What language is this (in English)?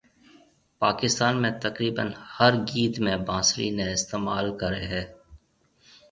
Marwari (Pakistan)